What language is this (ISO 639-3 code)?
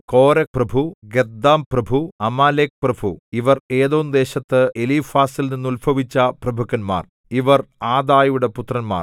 mal